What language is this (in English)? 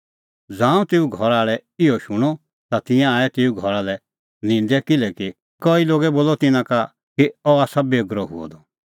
Kullu Pahari